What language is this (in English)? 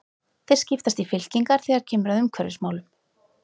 Icelandic